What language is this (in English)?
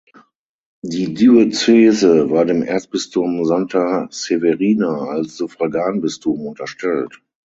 German